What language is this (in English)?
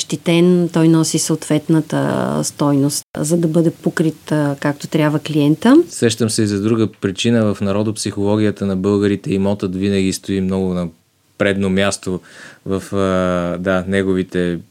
Bulgarian